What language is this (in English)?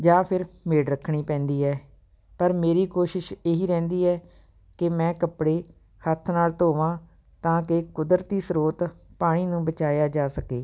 Punjabi